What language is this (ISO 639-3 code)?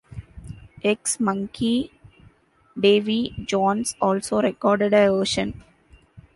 eng